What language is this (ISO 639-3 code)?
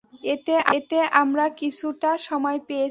ben